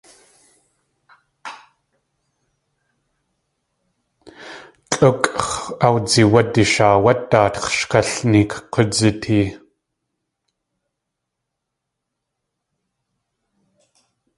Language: Tlingit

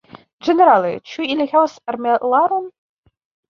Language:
Esperanto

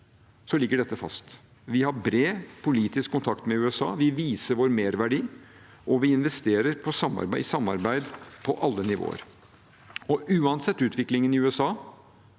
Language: Norwegian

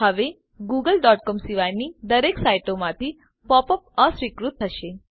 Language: Gujarati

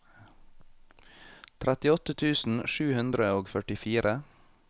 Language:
Norwegian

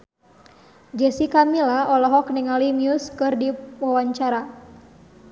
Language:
Sundanese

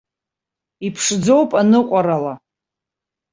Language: Abkhazian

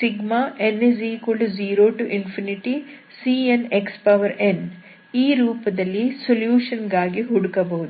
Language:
Kannada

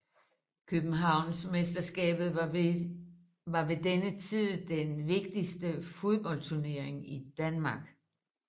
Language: Danish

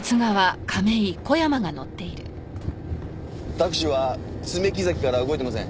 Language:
Japanese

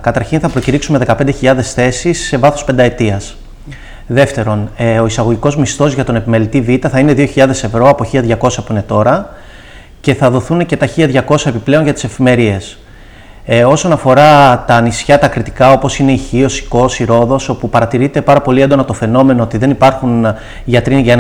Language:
Greek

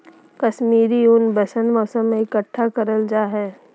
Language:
Magahi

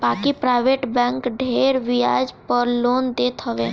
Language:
Bhojpuri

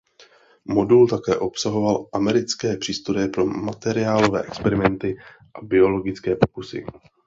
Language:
Czech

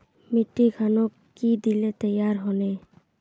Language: Magahi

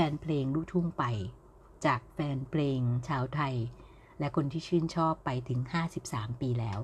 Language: Thai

